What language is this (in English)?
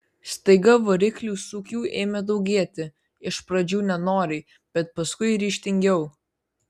Lithuanian